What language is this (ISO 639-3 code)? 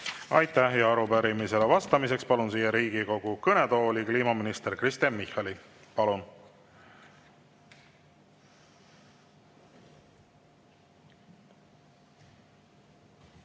est